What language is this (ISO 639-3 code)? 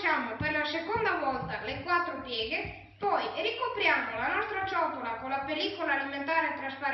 ita